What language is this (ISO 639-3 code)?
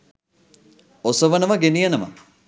sin